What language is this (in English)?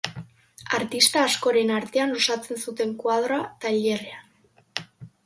Basque